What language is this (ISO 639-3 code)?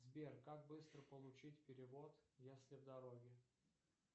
rus